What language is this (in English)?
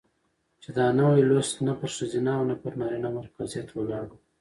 Pashto